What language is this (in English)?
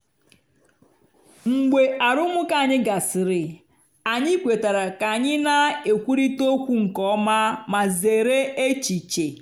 Igbo